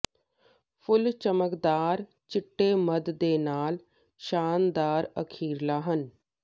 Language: Punjabi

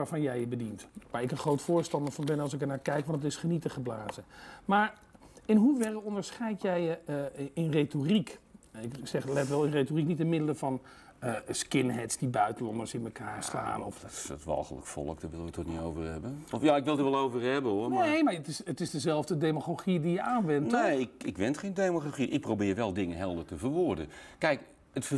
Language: Dutch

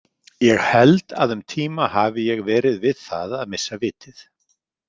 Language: Icelandic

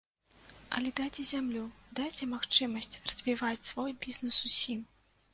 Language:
Belarusian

